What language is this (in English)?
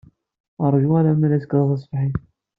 Kabyle